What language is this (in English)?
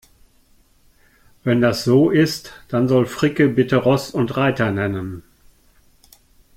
German